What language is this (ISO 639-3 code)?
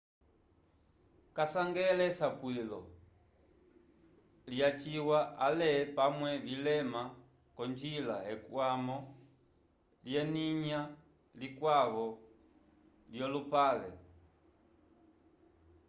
umb